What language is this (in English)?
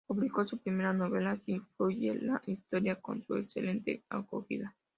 Spanish